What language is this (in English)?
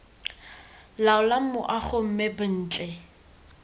Tswana